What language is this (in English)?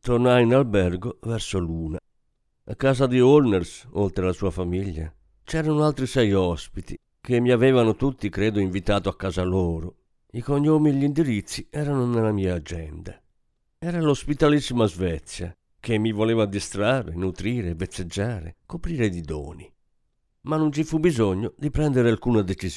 Italian